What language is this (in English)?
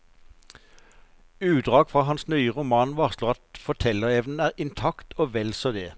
Norwegian